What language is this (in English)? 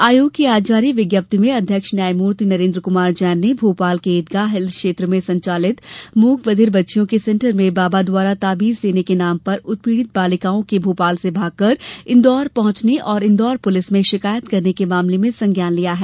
Hindi